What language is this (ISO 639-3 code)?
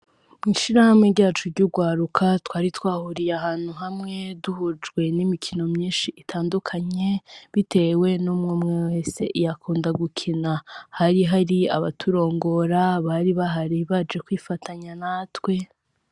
run